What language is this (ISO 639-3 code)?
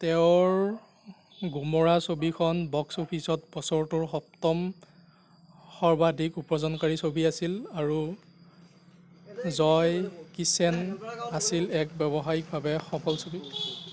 asm